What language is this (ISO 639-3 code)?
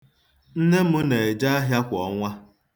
ibo